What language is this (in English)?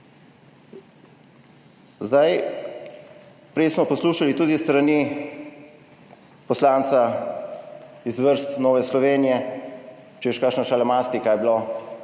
Slovenian